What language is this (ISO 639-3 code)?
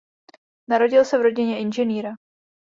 ces